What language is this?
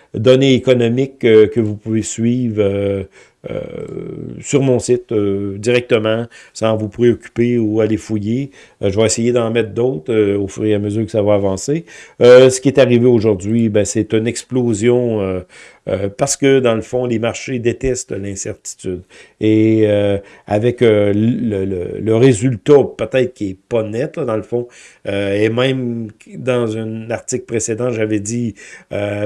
French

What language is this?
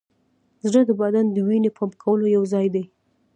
Pashto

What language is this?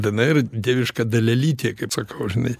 Lithuanian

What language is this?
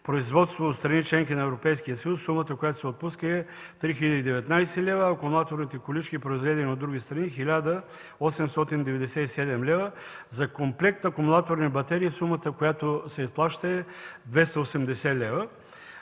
Bulgarian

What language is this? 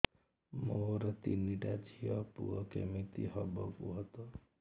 Odia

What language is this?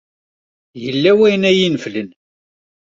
Kabyle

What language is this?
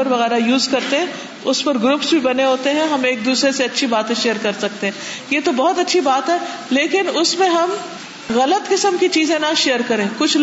Urdu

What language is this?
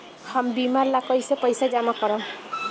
Bhojpuri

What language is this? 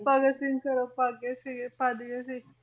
Punjabi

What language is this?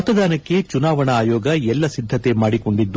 Kannada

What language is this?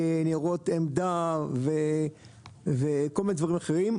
Hebrew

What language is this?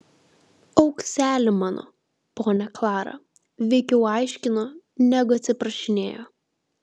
Lithuanian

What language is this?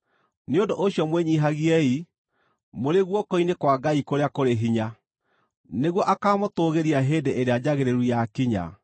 Kikuyu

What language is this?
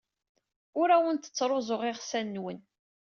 Kabyle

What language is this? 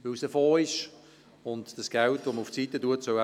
Swiss German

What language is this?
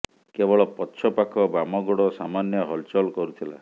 Odia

